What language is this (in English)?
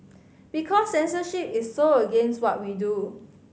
English